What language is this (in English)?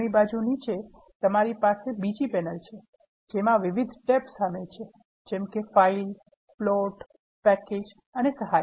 Gujarati